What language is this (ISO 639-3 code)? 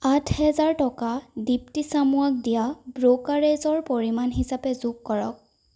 asm